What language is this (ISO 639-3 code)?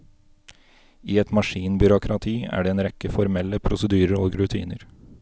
nor